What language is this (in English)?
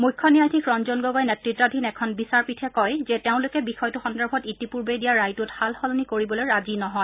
Assamese